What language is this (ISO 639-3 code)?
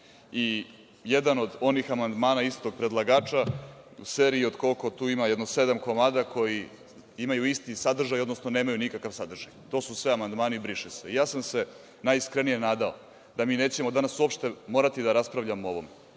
srp